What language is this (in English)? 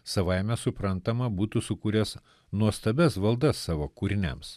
Lithuanian